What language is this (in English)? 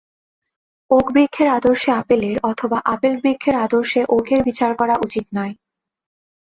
Bangla